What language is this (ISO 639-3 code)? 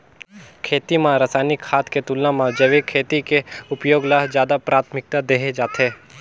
hne